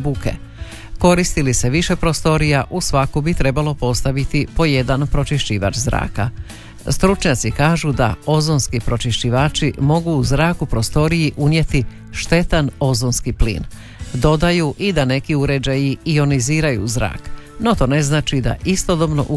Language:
Croatian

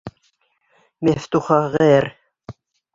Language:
Bashkir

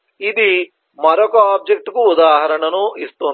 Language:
Telugu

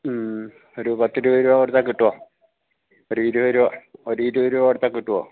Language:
Malayalam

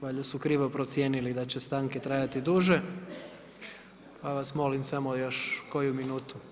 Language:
Croatian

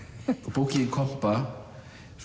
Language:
Icelandic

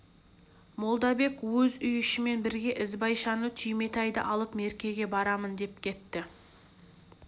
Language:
Kazakh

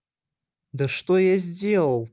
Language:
Russian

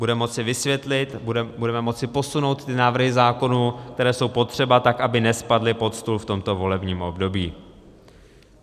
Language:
Czech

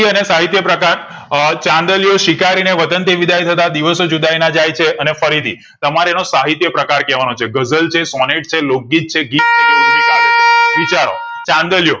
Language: Gujarati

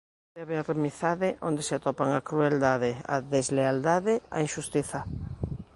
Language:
Galician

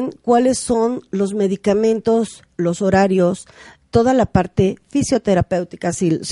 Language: Spanish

